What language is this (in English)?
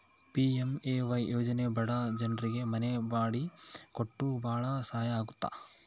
Kannada